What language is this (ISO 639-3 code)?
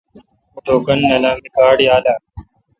xka